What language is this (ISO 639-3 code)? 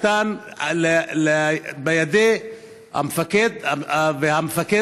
heb